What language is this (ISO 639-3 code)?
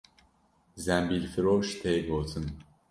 kur